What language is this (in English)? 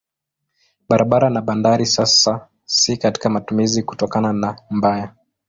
Swahili